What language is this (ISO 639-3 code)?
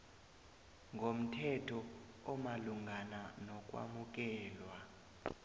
nbl